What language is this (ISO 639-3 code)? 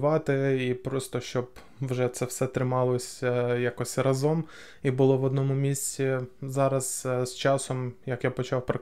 ukr